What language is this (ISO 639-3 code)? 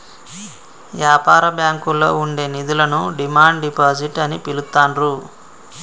tel